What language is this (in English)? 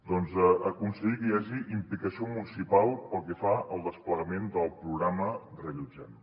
Catalan